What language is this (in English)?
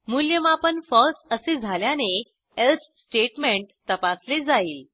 Marathi